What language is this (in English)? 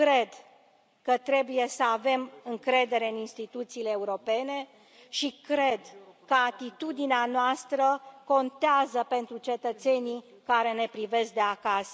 Romanian